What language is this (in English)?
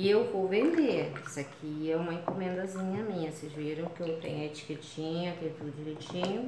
Portuguese